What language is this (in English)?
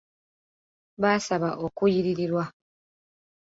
Ganda